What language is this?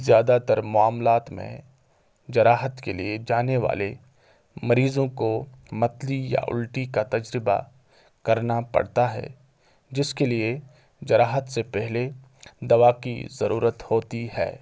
Urdu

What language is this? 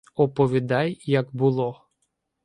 Ukrainian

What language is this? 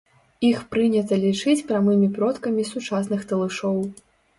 Belarusian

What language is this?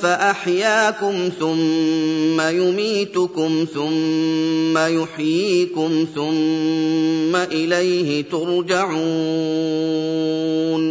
Arabic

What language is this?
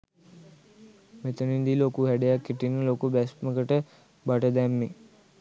Sinhala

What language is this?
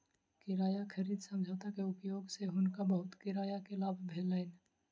Maithili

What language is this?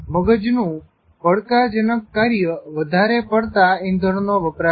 Gujarati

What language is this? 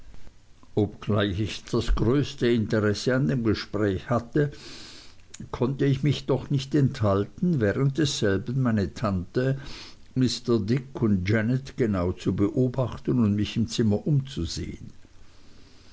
German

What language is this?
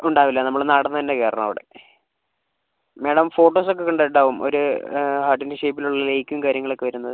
Malayalam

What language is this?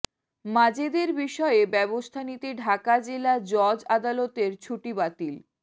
Bangla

